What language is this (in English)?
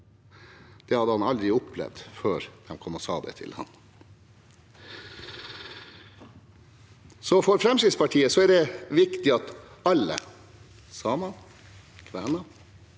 Norwegian